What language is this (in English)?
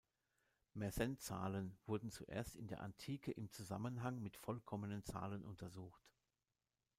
German